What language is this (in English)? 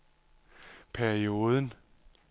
Danish